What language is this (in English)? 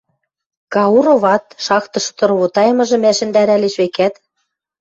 Western Mari